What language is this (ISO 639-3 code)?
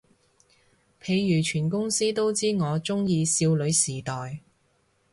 yue